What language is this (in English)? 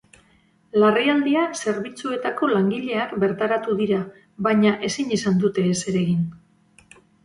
Basque